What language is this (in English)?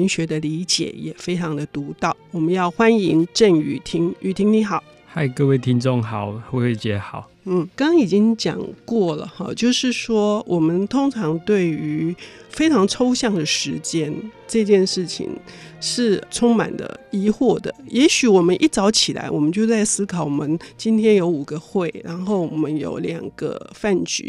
Chinese